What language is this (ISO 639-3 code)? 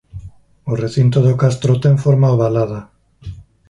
glg